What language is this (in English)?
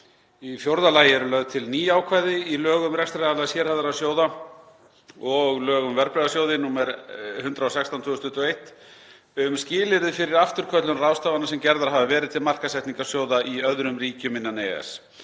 Icelandic